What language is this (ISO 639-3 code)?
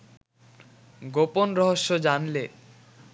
ben